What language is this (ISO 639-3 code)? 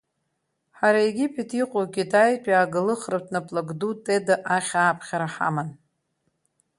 abk